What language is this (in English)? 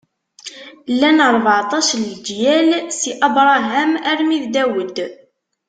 Kabyle